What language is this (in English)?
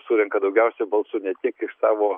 Lithuanian